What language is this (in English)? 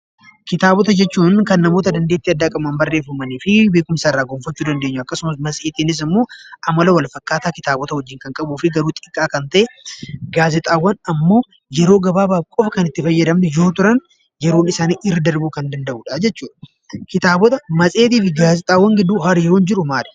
Oromo